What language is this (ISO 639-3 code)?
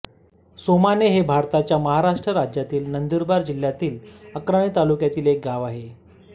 mar